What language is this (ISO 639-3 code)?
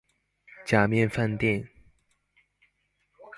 zho